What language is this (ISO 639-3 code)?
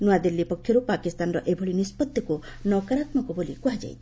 ori